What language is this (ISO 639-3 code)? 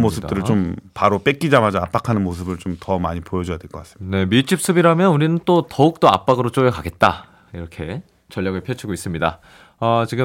kor